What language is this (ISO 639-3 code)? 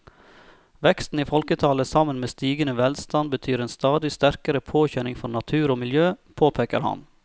nor